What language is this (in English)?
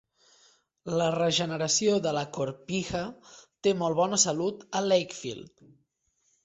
Catalan